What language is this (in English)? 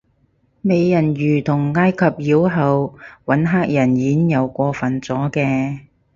Cantonese